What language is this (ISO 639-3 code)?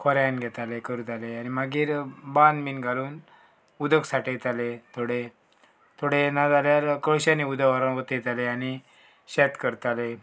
kok